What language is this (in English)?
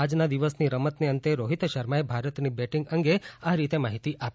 Gujarati